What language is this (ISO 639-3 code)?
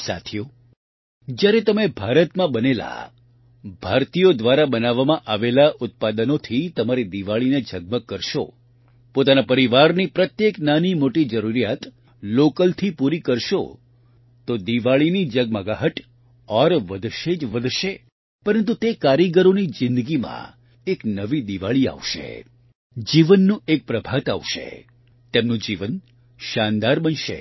guj